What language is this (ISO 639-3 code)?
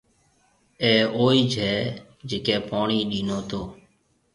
mve